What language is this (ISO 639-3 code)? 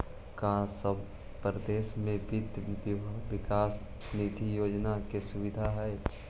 mag